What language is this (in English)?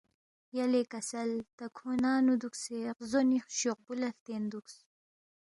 Balti